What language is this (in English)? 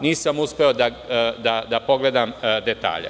Serbian